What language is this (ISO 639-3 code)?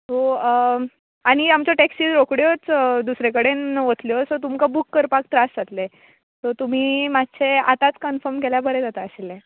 kok